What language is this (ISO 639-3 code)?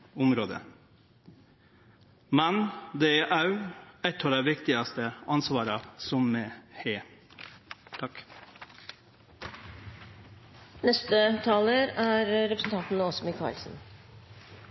nno